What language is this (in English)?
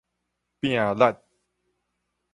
Min Nan Chinese